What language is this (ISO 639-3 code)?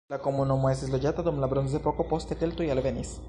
epo